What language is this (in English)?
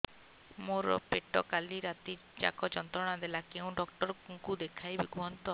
Odia